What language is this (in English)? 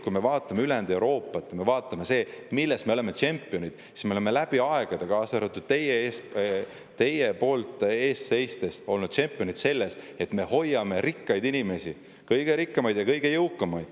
Estonian